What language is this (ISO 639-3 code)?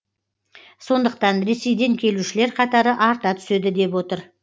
kaz